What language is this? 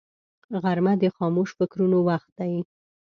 Pashto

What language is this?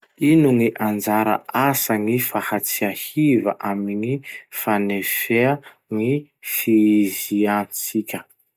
Masikoro Malagasy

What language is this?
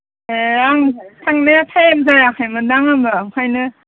Bodo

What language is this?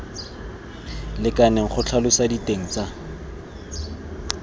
Tswana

